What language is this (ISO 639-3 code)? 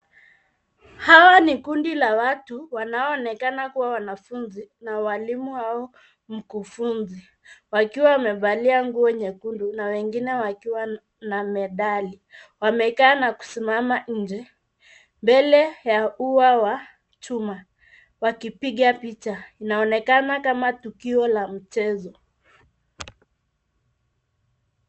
swa